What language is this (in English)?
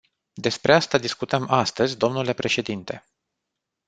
Romanian